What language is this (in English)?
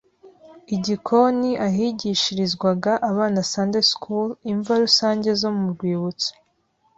Kinyarwanda